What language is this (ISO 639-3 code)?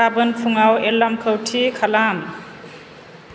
brx